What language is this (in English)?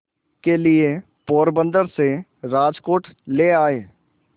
Hindi